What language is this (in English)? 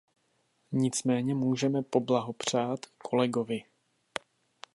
Czech